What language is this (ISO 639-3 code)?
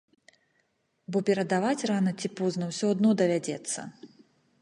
bel